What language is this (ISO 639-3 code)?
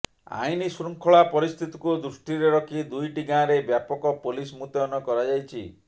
ori